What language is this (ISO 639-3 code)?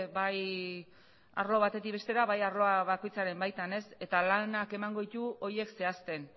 eus